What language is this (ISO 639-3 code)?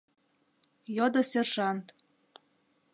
chm